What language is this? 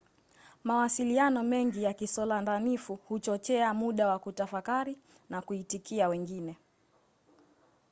Swahili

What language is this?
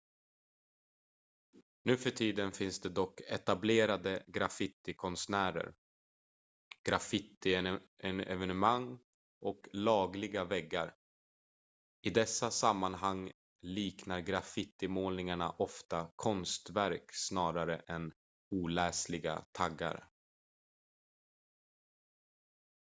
Swedish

